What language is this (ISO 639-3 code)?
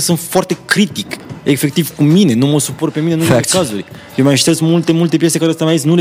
ron